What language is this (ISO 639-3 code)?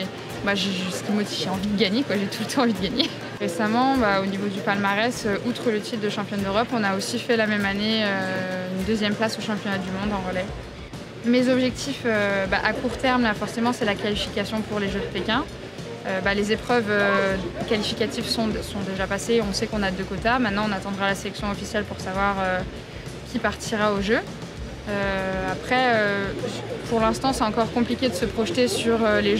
fra